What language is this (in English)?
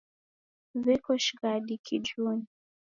Taita